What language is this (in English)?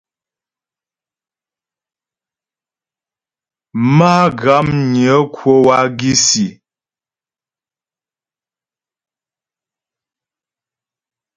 Ghomala